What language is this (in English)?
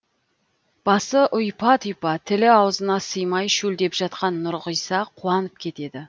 Kazakh